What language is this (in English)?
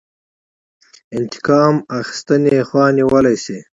Pashto